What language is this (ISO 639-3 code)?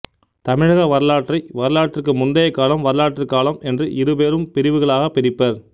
tam